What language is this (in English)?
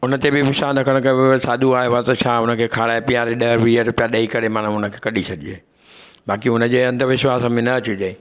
Sindhi